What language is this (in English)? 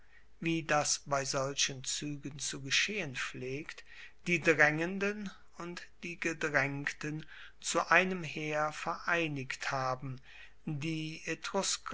German